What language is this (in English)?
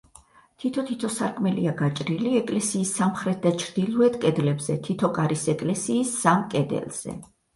Georgian